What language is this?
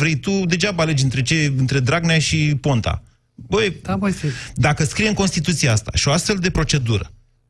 Romanian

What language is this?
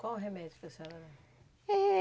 Portuguese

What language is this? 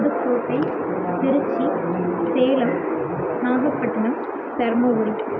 Tamil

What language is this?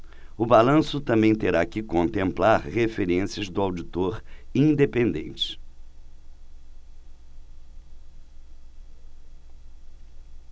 Portuguese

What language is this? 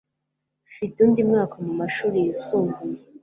Kinyarwanda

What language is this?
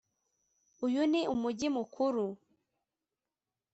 Kinyarwanda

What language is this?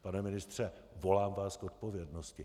Czech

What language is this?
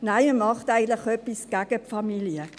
Swiss German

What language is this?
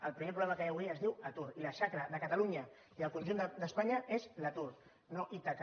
Catalan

